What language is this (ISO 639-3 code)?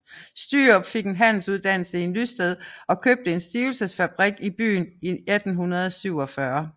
dan